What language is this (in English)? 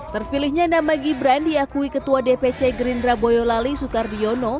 Indonesian